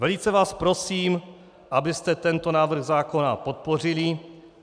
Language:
Czech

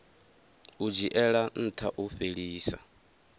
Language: Venda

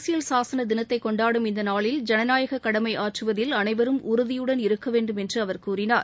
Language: Tamil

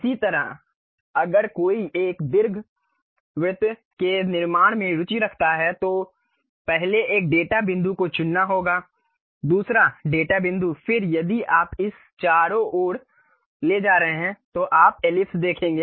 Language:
Hindi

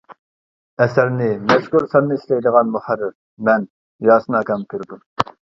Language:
Uyghur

